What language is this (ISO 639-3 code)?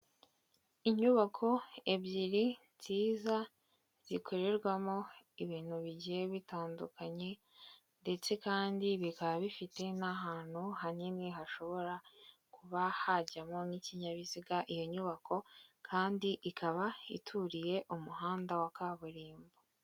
kin